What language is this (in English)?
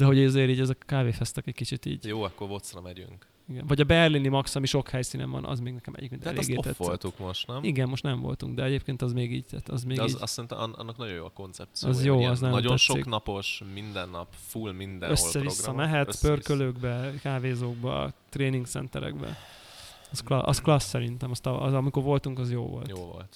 Hungarian